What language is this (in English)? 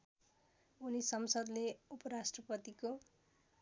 Nepali